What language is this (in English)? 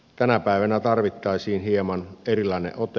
Finnish